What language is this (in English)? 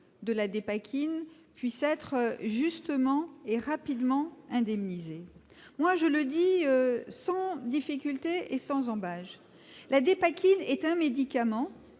French